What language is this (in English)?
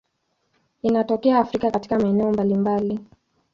Swahili